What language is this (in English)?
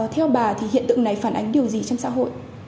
Vietnamese